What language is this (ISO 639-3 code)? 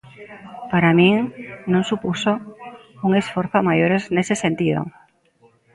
glg